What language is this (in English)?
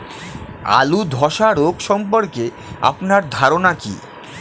Bangla